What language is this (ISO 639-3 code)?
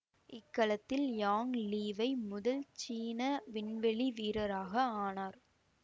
tam